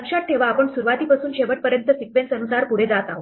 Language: Marathi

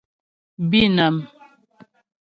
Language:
Ghomala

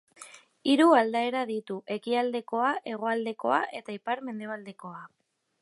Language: Basque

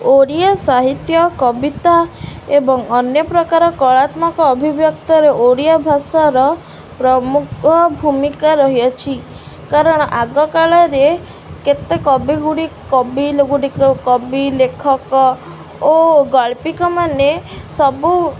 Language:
Odia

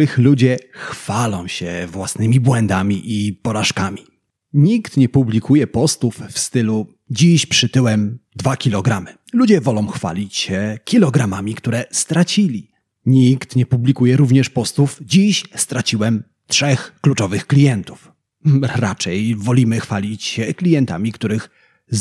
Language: Polish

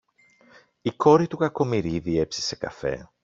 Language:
Greek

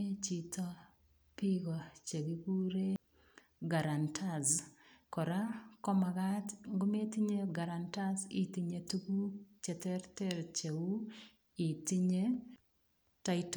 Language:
Kalenjin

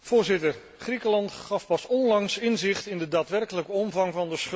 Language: Dutch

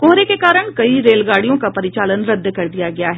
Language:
Hindi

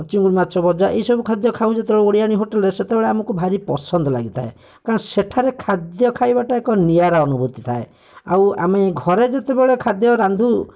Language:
Odia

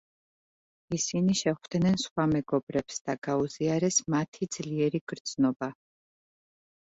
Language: Georgian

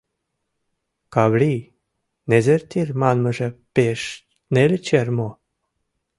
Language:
Mari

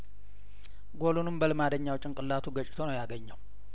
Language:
Amharic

